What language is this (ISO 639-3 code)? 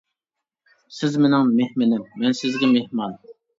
uig